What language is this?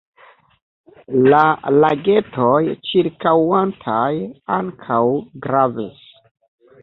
Esperanto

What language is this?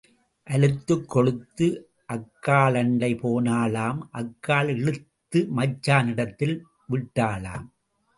Tamil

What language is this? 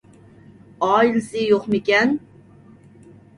Uyghur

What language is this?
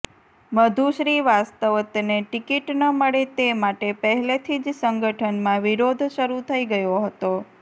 Gujarati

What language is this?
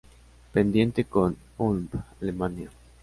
Spanish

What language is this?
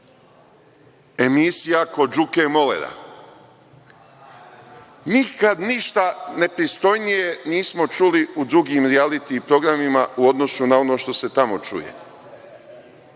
Serbian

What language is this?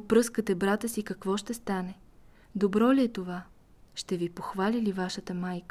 Bulgarian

